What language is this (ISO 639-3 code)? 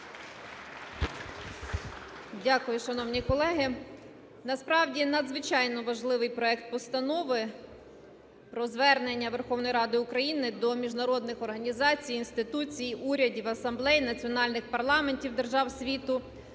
ukr